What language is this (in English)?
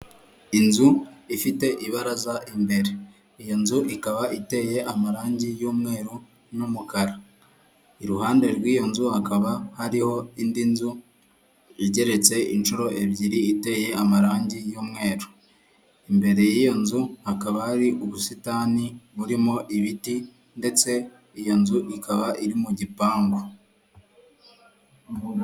Kinyarwanda